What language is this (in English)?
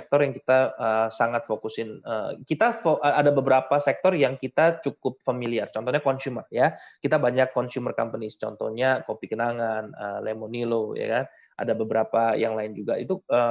Indonesian